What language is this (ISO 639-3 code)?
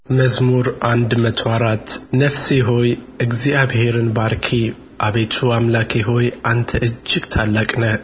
amh